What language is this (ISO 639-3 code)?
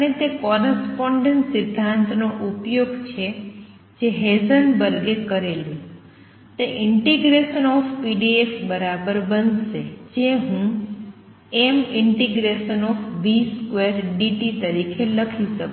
guj